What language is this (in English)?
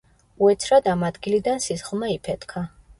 Georgian